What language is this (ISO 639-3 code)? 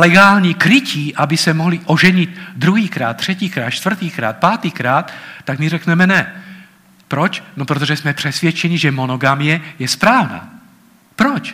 ces